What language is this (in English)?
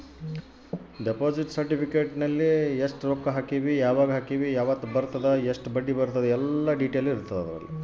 Kannada